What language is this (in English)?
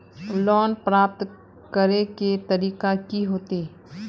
Magahi